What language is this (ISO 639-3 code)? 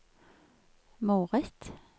nor